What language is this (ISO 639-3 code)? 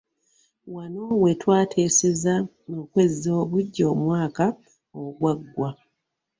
lug